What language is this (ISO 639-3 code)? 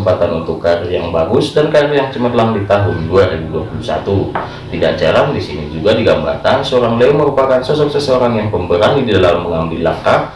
ind